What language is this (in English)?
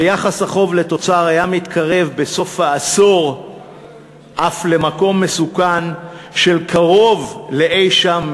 Hebrew